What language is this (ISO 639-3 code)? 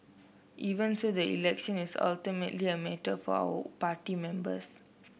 eng